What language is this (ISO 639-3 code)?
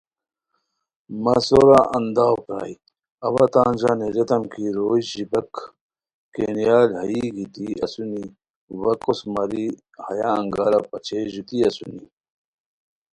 khw